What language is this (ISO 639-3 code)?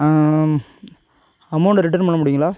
tam